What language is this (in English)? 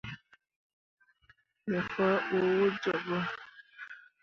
Mundang